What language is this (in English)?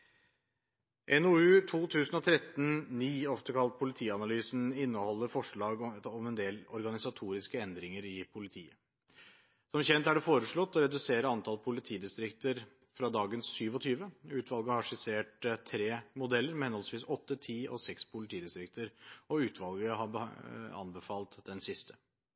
Norwegian Bokmål